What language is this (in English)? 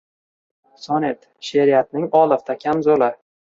Uzbek